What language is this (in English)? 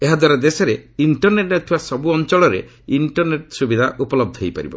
Odia